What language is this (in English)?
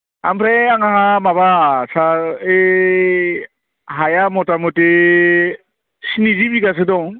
Bodo